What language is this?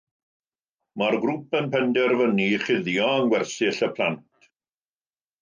Welsh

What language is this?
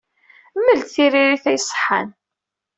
Kabyle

